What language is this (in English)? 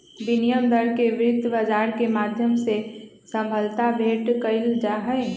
Magahi